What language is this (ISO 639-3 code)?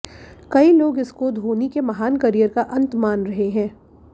hin